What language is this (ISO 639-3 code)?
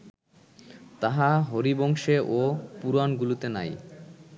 ben